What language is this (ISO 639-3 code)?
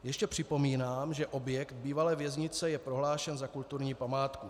ces